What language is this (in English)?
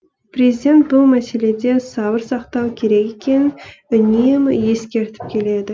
Kazakh